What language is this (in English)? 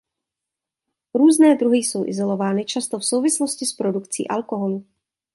Czech